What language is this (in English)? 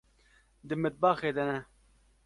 Kurdish